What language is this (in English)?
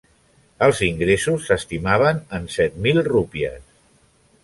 Catalan